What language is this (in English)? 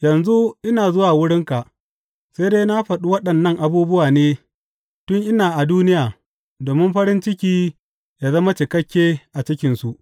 Hausa